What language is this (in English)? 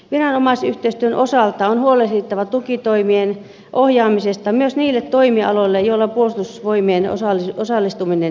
Finnish